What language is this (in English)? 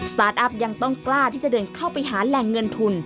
Thai